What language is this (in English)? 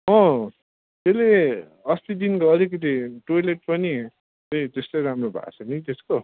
Nepali